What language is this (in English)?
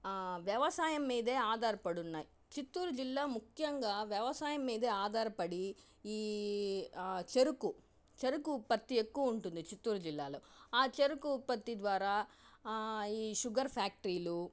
Telugu